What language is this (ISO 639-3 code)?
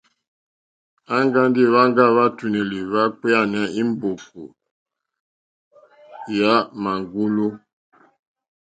bri